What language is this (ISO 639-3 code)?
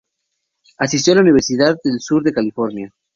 spa